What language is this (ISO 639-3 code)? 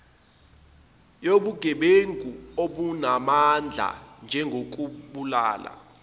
zul